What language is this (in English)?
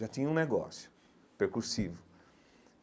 Portuguese